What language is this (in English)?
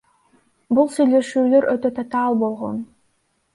Kyrgyz